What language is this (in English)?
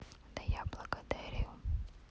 Russian